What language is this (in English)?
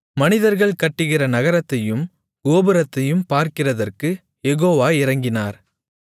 Tamil